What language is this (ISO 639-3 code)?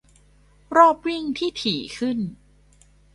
tha